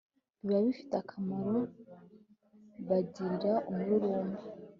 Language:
Kinyarwanda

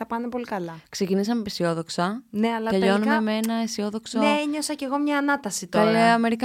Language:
Greek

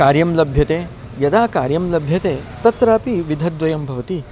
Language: Sanskrit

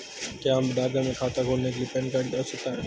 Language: Hindi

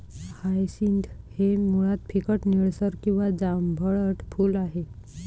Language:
Marathi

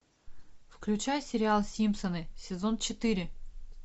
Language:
Russian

